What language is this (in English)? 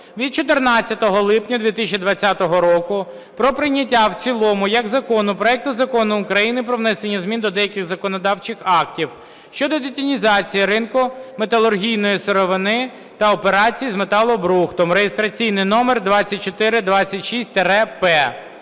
Ukrainian